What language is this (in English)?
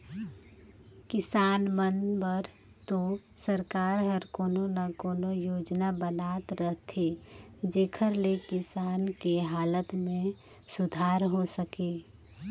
Chhattisgarhi